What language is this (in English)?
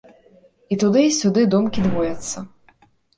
Belarusian